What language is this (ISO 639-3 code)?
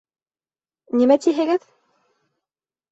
bak